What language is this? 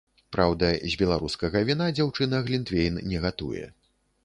Belarusian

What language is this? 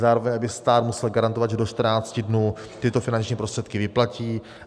Czech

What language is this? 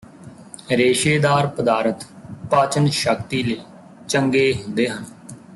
Punjabi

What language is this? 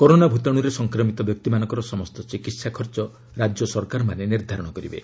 Odia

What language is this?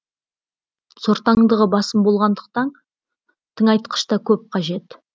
Kazakh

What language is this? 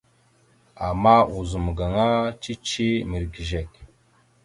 Mada (Cameroon)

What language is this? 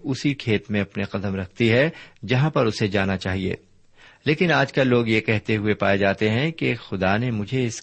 Urdu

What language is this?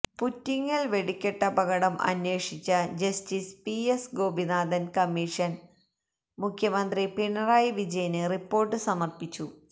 Malayalam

